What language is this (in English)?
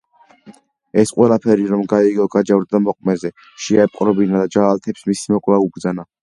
Georgian